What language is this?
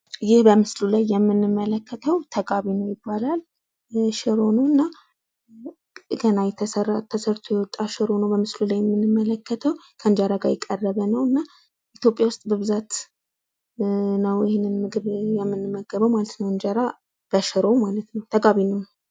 Amharic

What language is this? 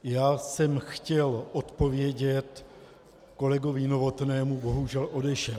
Czech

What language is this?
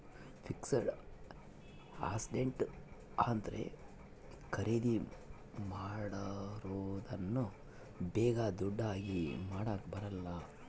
Kannada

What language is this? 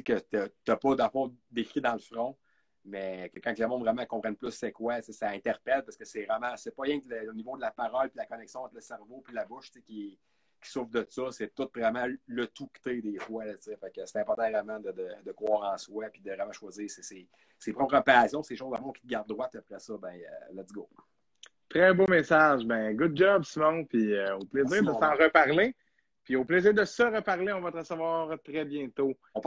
French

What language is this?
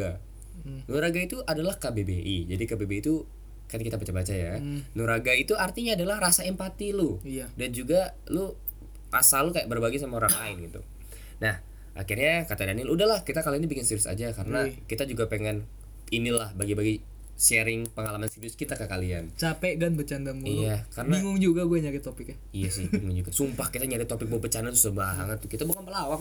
Indonesian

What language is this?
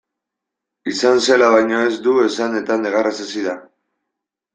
Basque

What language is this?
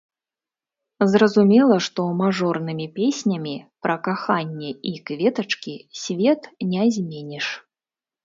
Belarusian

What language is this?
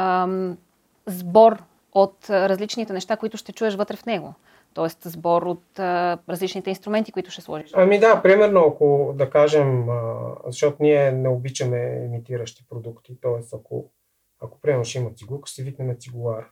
Bulgarian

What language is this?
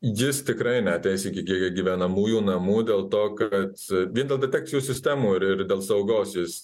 Lithuanian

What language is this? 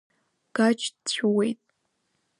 Abkhazian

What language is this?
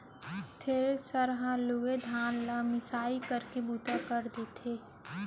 Chhattisgarhi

